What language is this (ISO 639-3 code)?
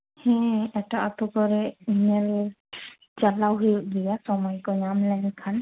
sat